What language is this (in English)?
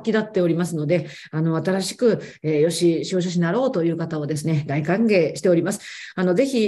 Japanese